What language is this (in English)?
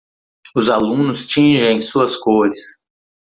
Portuguese